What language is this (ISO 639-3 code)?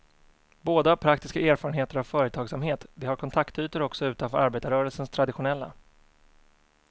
swe